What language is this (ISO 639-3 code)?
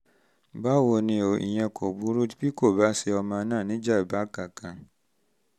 yor